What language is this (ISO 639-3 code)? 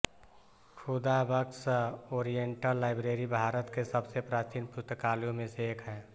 hin